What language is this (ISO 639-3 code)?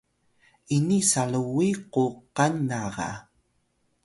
tay